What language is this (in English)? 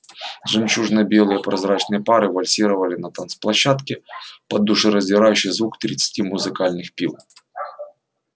Russian